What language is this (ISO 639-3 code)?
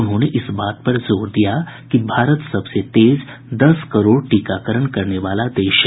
hin